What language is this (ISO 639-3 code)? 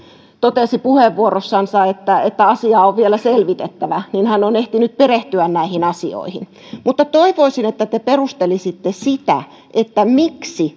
fin